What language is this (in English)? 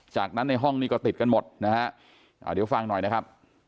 Thai